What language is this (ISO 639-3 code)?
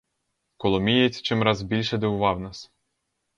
ukr